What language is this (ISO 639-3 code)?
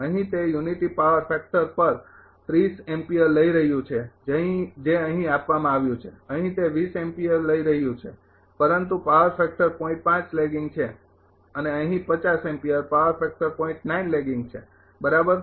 guj